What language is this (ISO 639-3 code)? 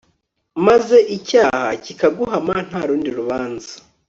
kin